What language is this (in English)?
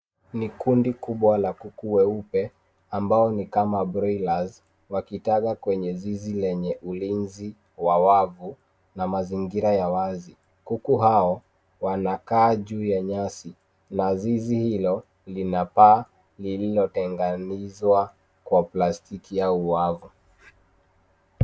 Swahili